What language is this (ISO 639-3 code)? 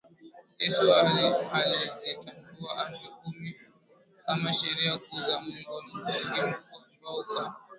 swa